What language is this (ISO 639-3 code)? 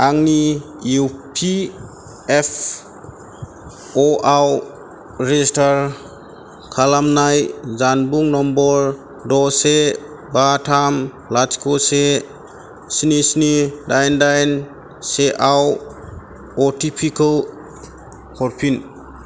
brx